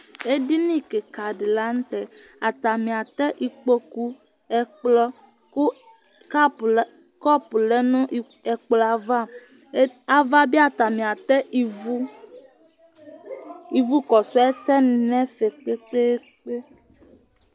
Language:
Ikposo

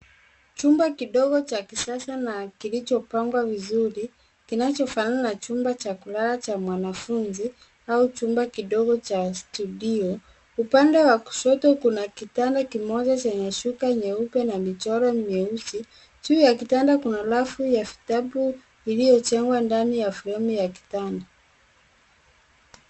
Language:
Swahili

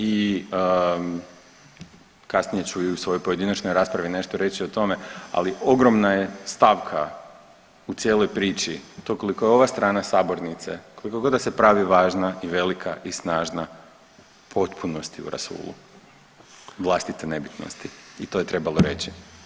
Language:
Croatian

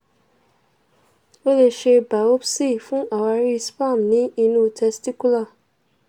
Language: Yoruba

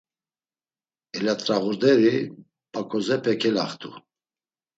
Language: Laz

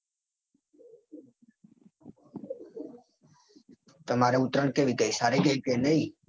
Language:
Gujarati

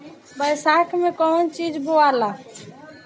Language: Bhojpuri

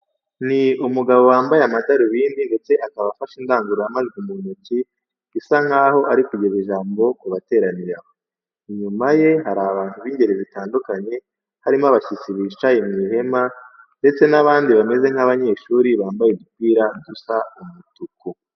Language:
Kinyarwanda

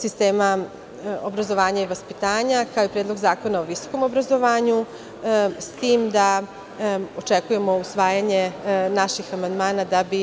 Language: Serbian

